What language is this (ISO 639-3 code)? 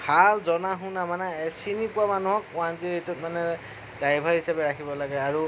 asm